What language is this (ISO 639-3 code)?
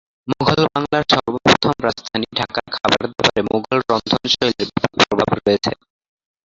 ben